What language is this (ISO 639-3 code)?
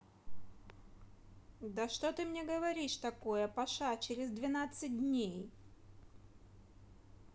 rus